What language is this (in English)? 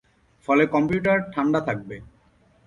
Bangla